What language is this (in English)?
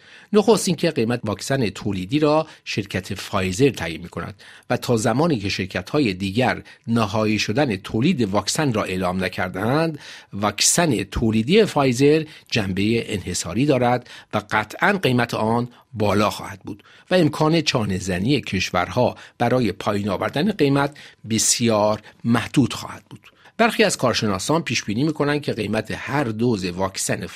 Persian